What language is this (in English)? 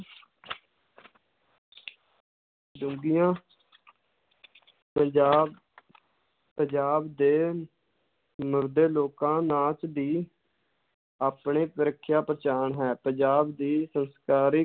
Punjabi